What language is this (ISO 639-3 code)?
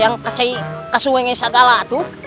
ind